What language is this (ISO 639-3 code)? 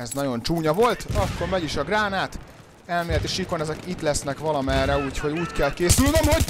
hun